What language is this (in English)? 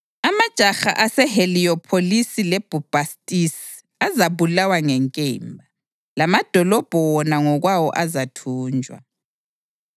North Ndebele